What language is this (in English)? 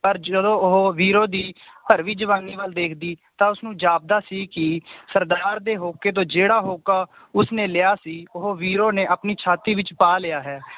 Punjabi